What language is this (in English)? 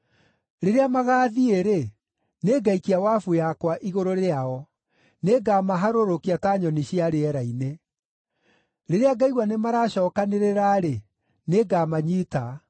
Kikuyu